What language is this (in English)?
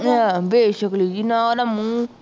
Punjabi